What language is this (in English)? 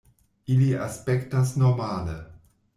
Esperanto